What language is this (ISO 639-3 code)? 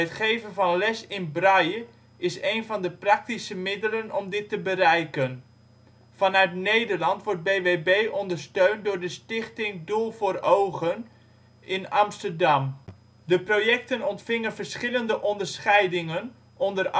nld